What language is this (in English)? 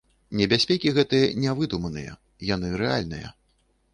Belarusian